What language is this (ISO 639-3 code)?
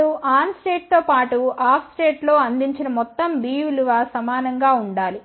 tel